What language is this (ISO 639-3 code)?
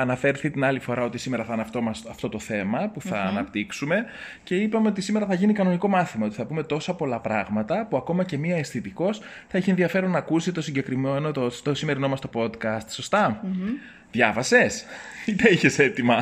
ell